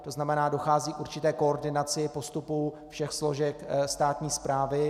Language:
Czech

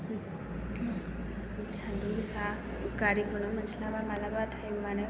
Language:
Bodo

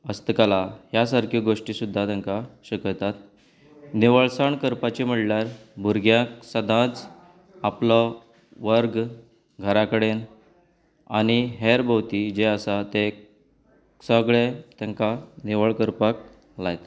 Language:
Konkani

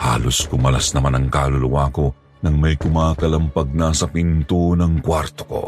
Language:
Filipino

